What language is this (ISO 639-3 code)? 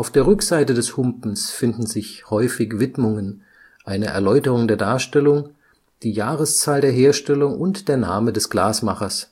deu